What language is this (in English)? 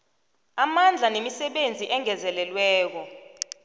South Ndebele